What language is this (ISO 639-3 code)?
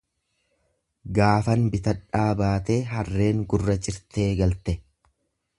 orm